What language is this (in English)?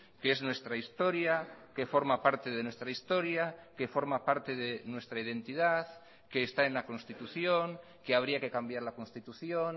Spanish